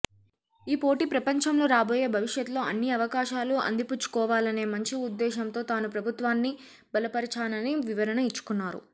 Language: Telugu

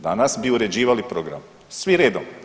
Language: Croatian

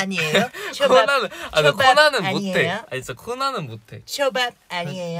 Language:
Korean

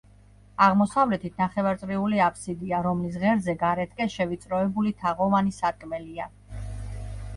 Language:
Georgian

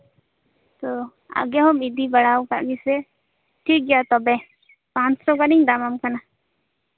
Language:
Santali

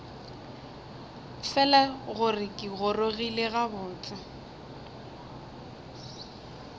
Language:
Northern Sotho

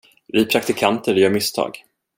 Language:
Swedish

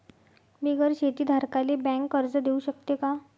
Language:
Marathi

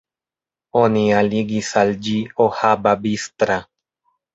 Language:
Esperanto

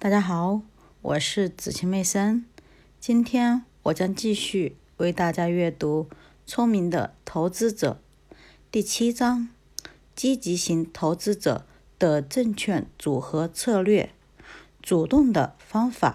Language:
Chinese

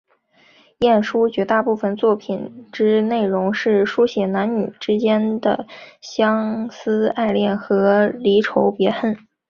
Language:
Chinese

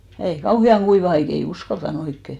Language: Finnish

